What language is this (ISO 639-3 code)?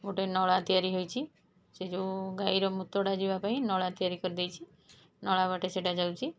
ori